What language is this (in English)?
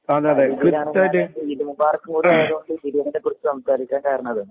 Malayalam